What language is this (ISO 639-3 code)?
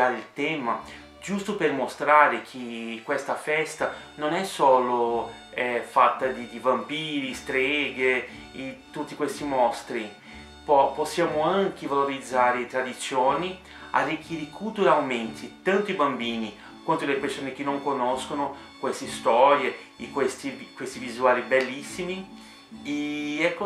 ita